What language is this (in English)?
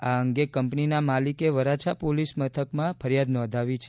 Gujarati